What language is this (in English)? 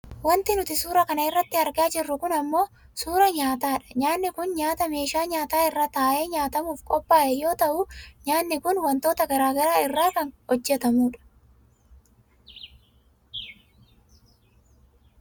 Oromo